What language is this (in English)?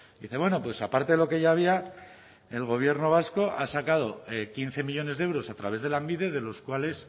Spanish